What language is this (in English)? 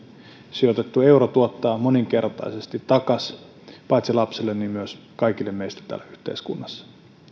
Finnish